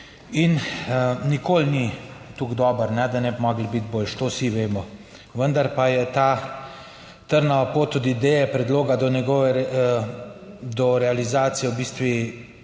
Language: Slovenian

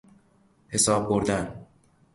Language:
Persian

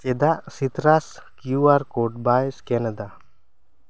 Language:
Santali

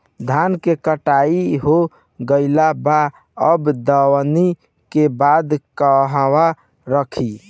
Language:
Bhojpuri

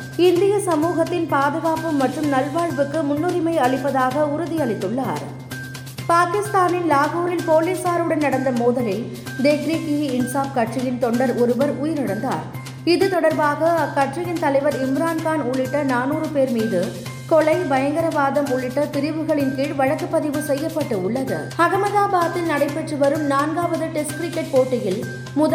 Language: Tamil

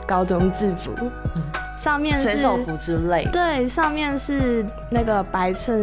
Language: Chinese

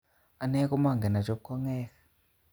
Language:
Kalenjin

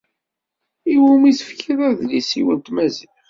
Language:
Kabyle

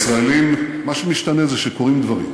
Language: Hebrew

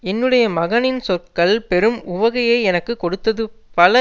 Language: Tamil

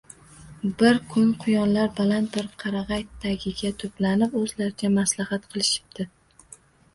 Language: Uzbek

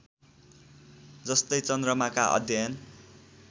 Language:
Nepali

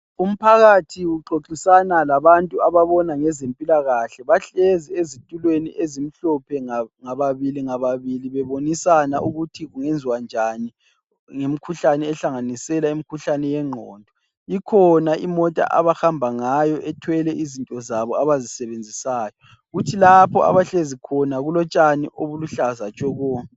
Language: North Ndebele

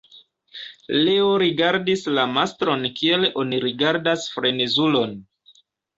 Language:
Esperanto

